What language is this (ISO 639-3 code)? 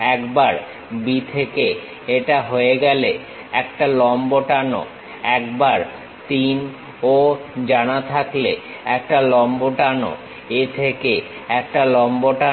ben